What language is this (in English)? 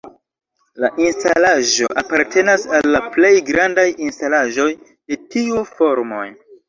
Esperanto